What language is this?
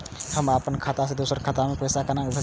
Maithili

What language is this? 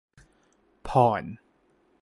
Thai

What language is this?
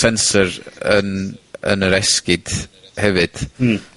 Welsh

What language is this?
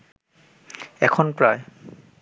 Bangla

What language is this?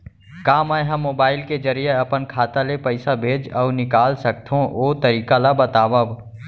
Chhattisgarhi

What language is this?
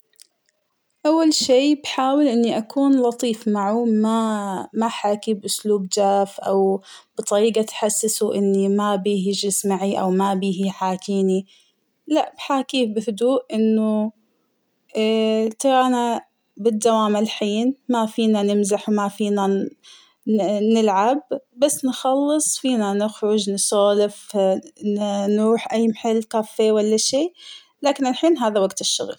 Hijazi Arabic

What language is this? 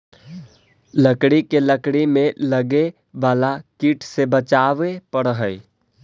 Magahi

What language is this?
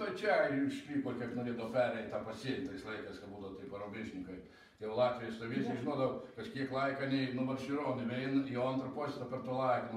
Russian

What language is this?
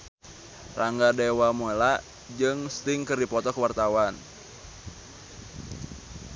Sundanese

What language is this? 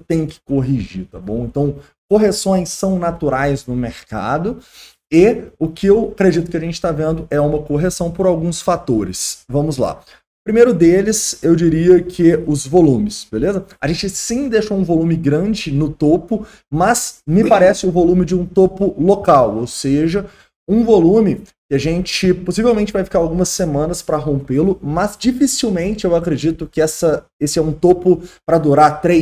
Portuguese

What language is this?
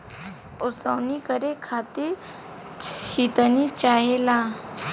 Bhojpuri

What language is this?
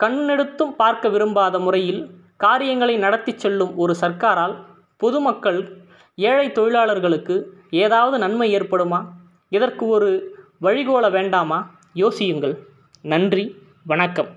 Tamil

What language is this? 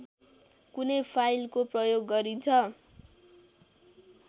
Nepali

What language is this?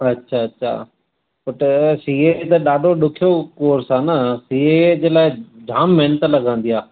Sindhi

